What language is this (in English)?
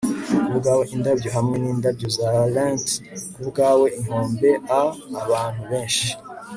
Kinyarwanda